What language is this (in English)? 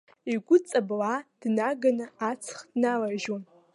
Abkhazian